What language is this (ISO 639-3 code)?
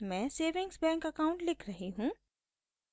hin